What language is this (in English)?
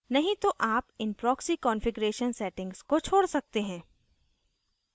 Hindi